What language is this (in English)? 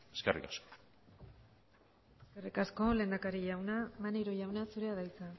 Basque